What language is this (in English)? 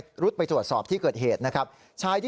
Thai